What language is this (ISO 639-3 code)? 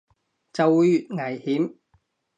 yue